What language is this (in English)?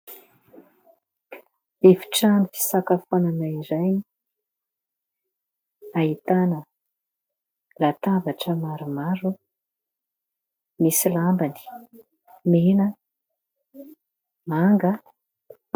Malagasy